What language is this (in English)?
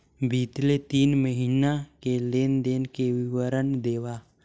Chhattisgarhi